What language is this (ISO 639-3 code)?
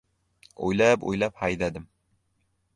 uzb